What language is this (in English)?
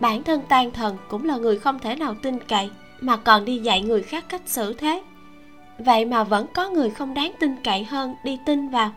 Vietnamese